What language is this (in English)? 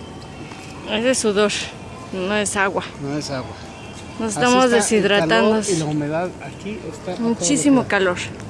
Spanish